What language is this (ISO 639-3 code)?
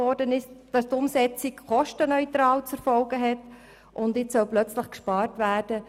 gsw